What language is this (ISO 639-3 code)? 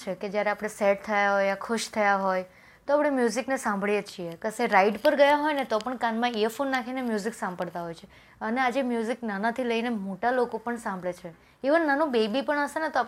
guj